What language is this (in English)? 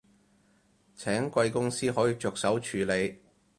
Cantonese